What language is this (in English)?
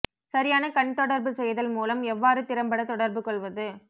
Tamil